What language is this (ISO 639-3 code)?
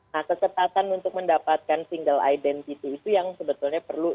ind